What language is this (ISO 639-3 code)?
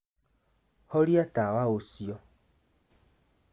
kik